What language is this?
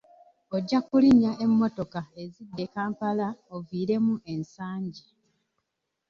Ganda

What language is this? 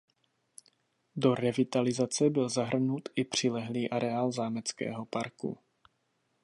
Czech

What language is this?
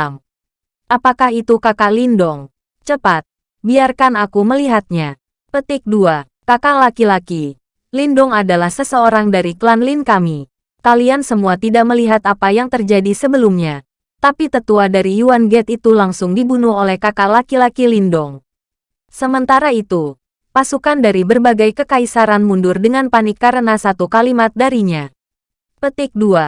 Indonesian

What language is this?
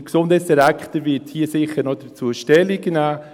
Swiss German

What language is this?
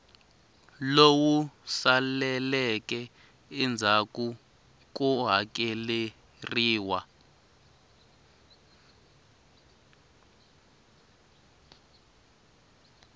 Tsonga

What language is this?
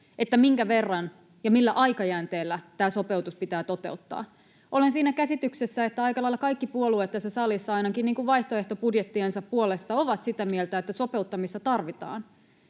Finnish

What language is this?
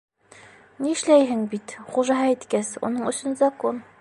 Bashkir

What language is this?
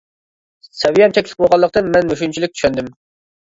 Uyghur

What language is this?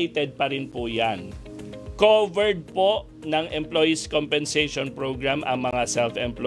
Filipino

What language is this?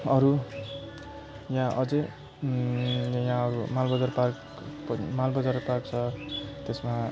Nepali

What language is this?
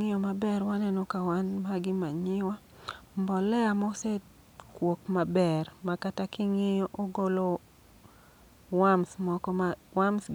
Luo (Kenya and Tanzania)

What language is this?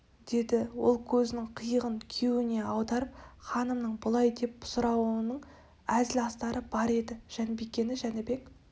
Kazakh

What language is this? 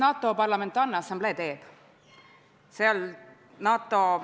Estonian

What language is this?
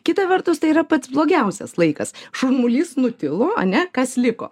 Lithuanian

